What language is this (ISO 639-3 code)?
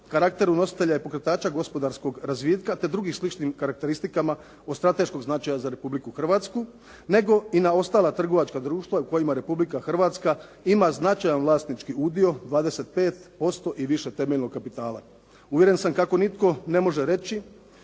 hrv